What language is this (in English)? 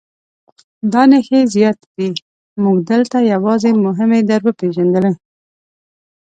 Pashto